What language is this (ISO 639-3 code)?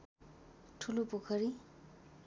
nep